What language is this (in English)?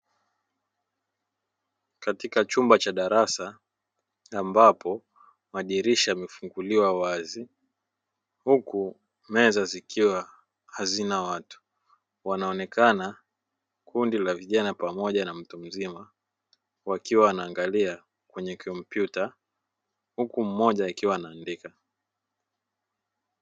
Swahili